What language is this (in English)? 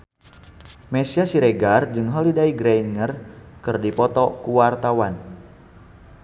Sundanese